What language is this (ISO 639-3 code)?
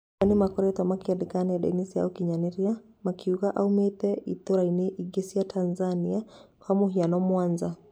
kik